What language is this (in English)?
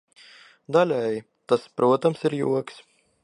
Latvian